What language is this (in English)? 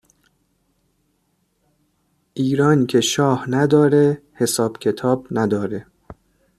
Persian